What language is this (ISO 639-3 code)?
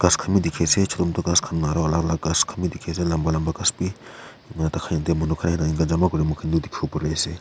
nag